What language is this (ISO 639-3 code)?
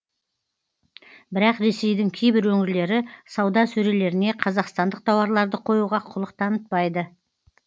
kaz